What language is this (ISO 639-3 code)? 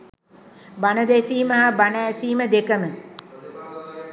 sin